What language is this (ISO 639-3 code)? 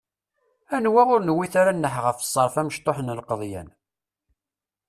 kab